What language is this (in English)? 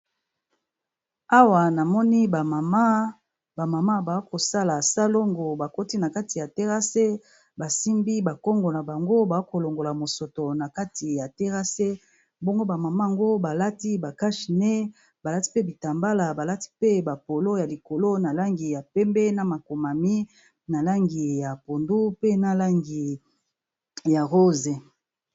Lingala